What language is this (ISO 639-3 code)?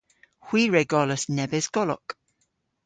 cor